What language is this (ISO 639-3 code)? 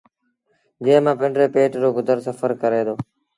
sbn